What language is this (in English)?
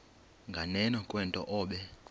Xhosa